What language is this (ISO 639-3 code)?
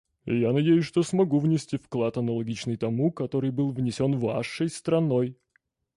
rus